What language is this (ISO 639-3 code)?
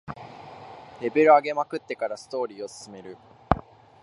jpn